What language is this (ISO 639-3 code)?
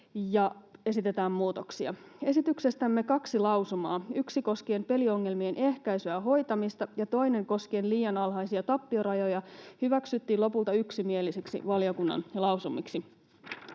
fin